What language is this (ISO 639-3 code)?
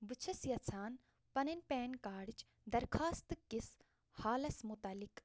kas